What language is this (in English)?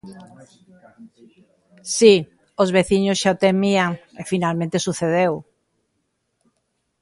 Galician